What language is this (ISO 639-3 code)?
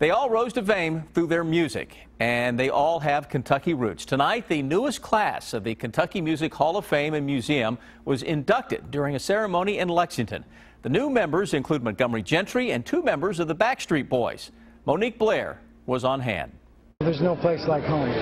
eng